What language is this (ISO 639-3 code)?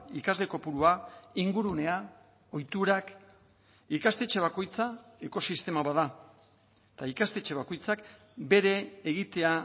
eus